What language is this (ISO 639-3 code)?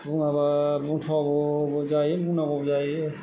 brx